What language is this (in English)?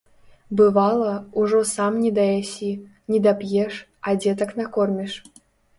Belarusian